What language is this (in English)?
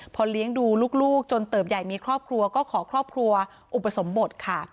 Thai